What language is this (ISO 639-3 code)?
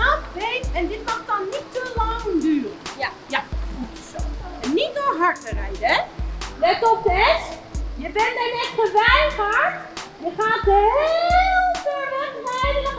nld